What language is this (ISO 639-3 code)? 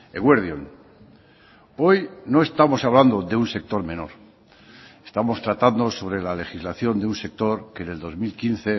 spa